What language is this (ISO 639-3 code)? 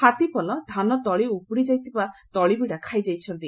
ori